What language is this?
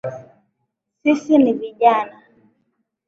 Swahili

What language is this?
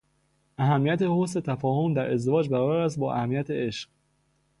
Persian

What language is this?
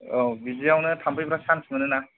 Bodo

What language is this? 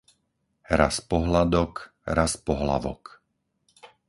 Slovak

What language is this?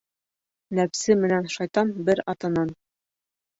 Bashkir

